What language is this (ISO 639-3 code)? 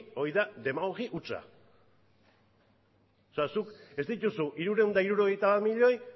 eus